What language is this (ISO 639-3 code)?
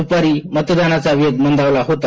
mar